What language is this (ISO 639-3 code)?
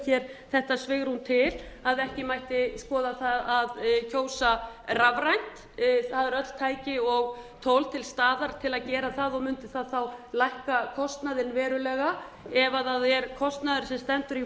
isl